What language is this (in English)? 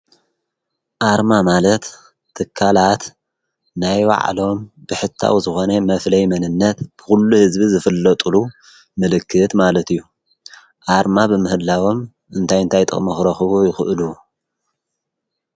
Tigrinya